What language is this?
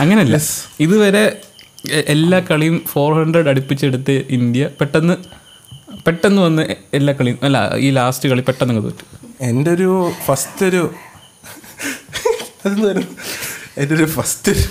Malayalam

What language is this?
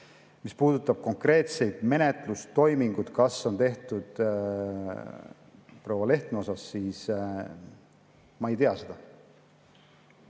Estonian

